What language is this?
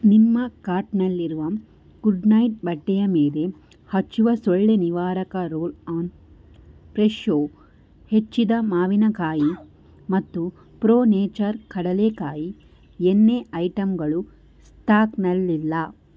Kannada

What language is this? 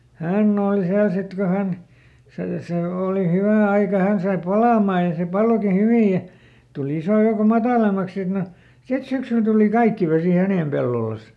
Finnish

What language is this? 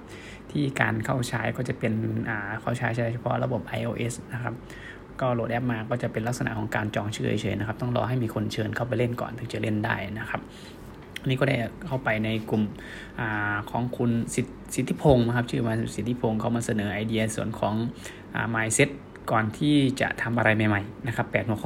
Thai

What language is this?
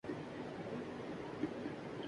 Urdu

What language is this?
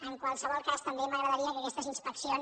Catalan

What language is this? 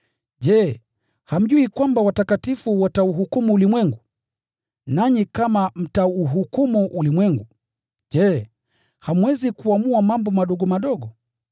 Swahili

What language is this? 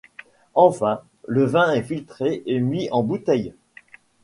French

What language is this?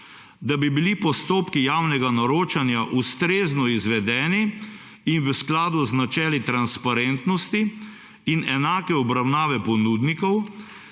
Slovenian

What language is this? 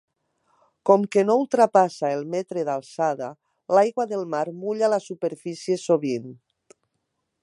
Catalan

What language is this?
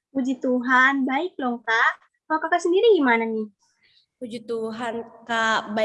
Indonesian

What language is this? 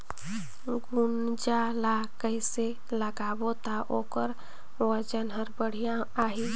Chhattisgarhi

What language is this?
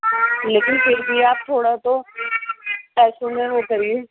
Urdu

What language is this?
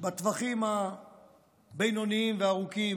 Hebrew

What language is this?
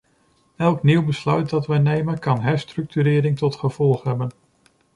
Dutch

